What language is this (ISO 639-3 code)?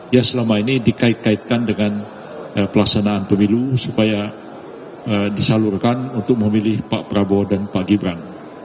ind